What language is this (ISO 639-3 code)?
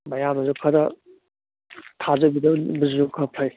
mni